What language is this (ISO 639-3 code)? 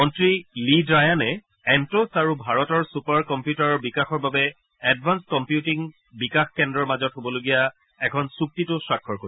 asm